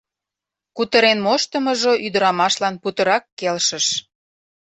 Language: Mari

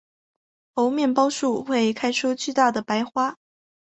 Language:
Chinese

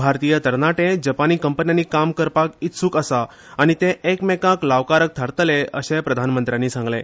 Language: Konkani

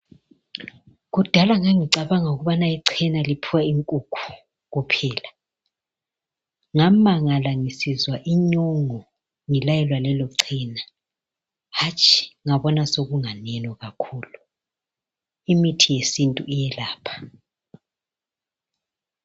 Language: North Ndebele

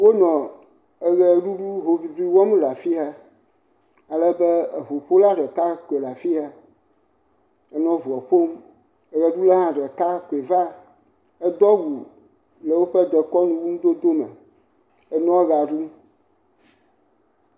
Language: Ewe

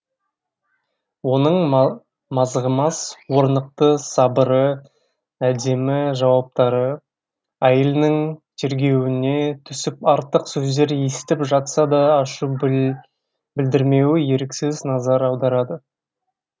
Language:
Kazakh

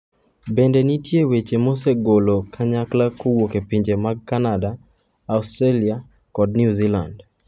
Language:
Luo (Kenya and Tanzania)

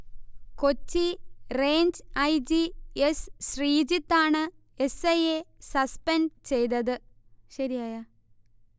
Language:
Malayalam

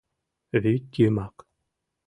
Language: Mari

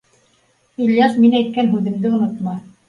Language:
Bashkir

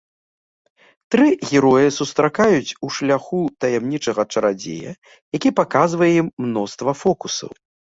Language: Belarusian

